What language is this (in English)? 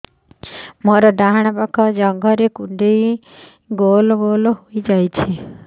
Odia